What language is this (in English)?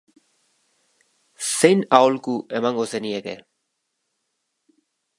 Basque